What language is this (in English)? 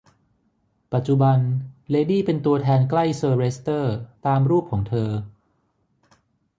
Thai